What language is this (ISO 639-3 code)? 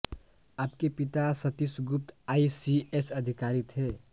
hin